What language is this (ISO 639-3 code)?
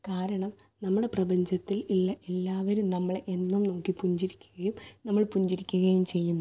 mal